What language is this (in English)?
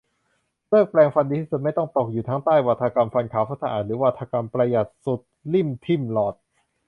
Thai